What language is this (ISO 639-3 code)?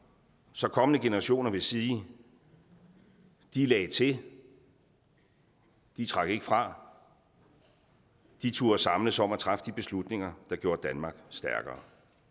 dan